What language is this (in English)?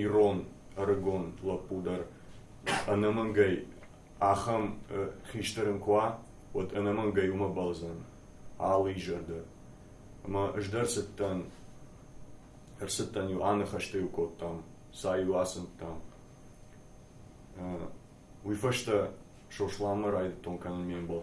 Turkish